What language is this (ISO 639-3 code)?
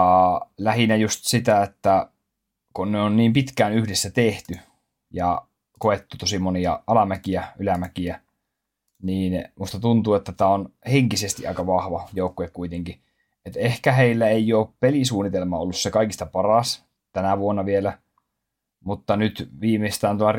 fin